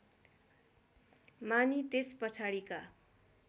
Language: Nepali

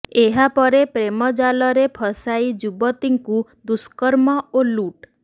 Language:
Odia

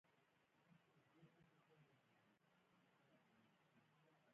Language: Pashto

